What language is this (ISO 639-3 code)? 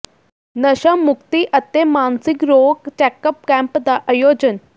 pan